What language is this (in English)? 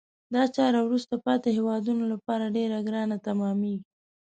Pashto